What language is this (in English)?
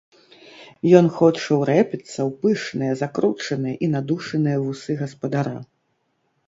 Belarusian